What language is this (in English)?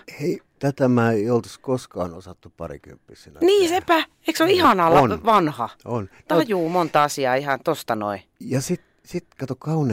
Finnish